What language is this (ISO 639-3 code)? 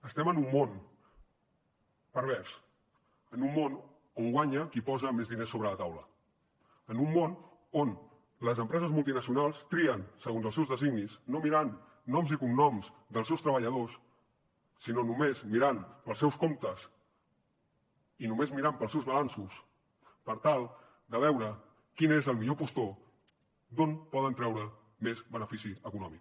cat